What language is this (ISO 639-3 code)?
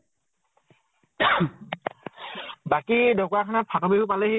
asm